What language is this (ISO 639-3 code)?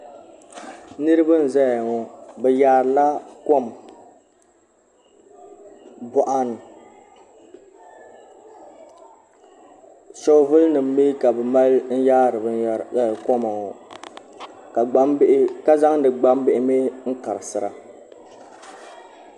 dag